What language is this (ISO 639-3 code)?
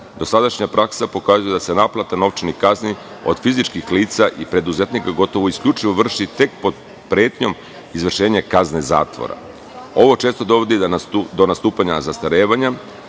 srp